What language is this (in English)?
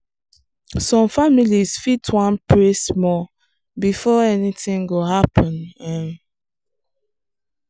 Nigerian Pidgin